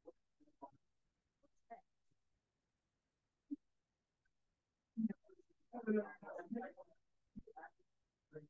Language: English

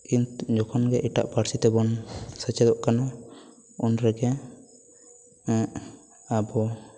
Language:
Santali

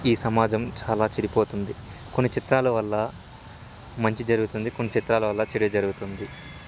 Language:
Telugu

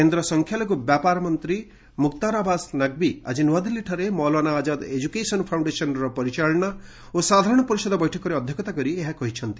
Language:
Odia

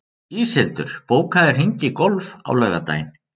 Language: Icelandic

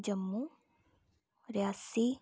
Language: Dogri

